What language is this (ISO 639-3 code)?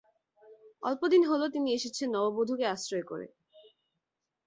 ben